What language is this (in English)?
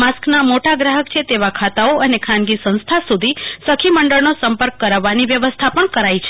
Gujarati